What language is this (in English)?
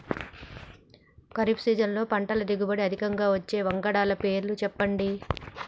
Telugu